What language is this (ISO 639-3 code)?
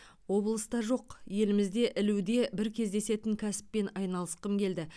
kaz